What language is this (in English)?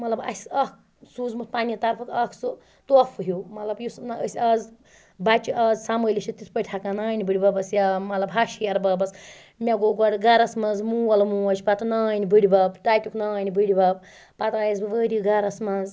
Kashmiri